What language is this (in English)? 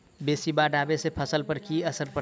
Maithili